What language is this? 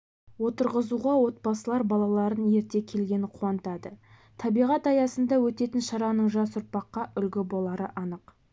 Kazakh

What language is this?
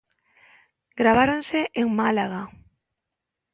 Galician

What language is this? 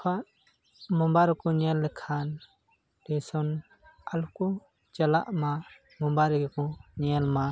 Santali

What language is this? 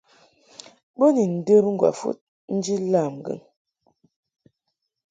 Mungaka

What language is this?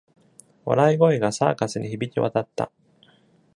Japanese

